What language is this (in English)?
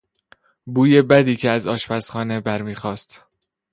Persian